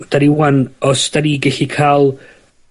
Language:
Welsh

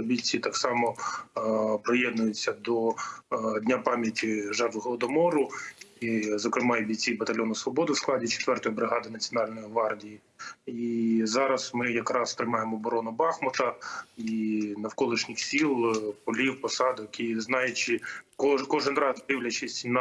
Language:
Ukrainian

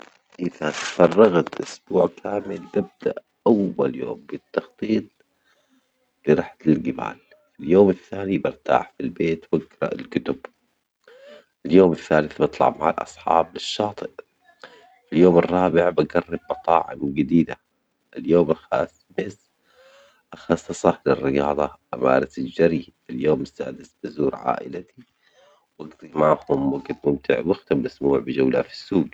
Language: Omani Arabic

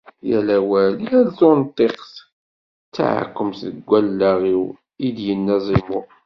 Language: Kabyle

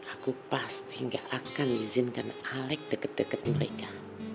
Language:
Indonesian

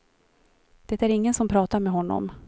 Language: Swedish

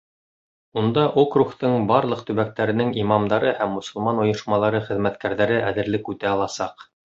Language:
Bashkir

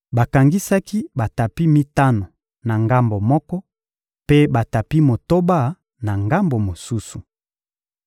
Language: Lingala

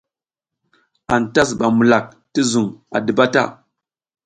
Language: South Giziga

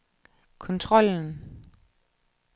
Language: Danish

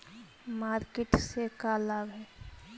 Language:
Magahi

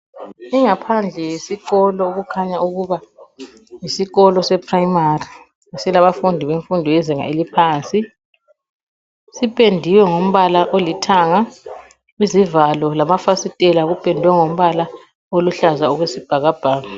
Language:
North Ndebele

